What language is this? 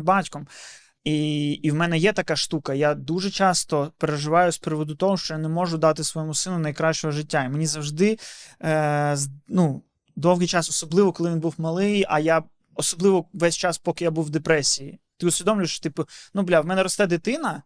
Ukrainian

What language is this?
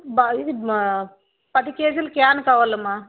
Telugu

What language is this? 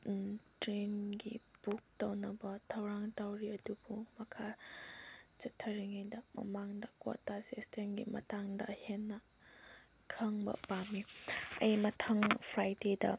Manipuri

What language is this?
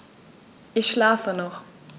German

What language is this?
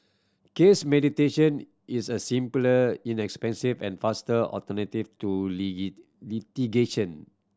English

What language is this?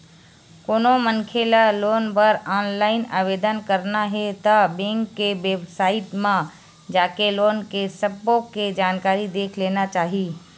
Chhattisgarhi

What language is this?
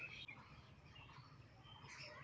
Magahi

